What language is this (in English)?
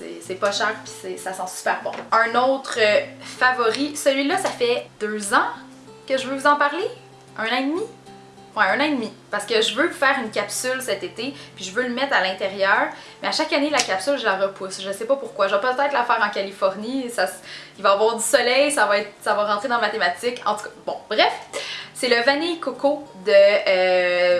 French